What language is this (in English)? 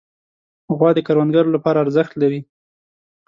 Pashto